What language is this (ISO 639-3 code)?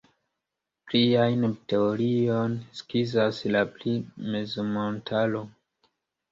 epo